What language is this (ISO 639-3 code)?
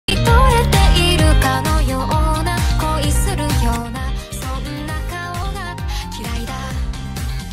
jpn